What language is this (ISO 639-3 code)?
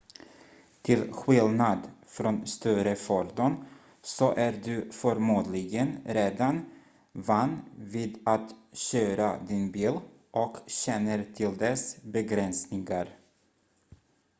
swe